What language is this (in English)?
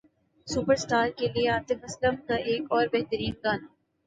Urdu